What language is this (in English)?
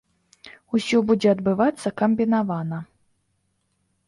Belarusian